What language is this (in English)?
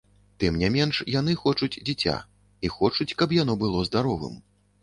Belarusian